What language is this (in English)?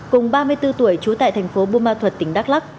Vietnamese